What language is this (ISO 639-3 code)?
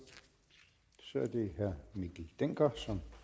dan